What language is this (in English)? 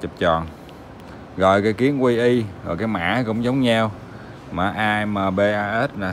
Vietnamese